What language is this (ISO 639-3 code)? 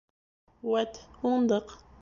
bak